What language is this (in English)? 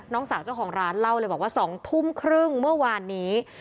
Thai